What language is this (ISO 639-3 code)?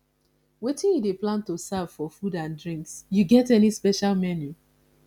pcm